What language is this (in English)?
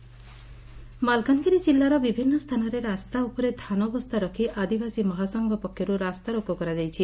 Odia